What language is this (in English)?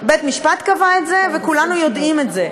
Hebrew